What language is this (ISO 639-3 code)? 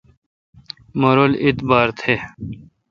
xka